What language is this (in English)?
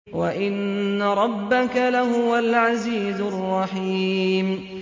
Arabic